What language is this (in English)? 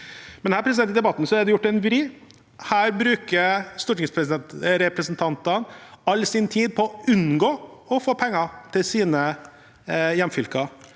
Norwegian